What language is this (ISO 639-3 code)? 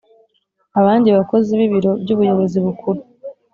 kin